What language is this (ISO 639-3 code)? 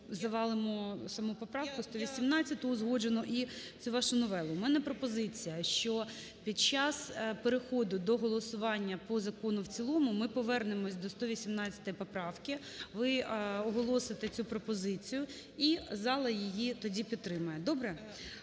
ukr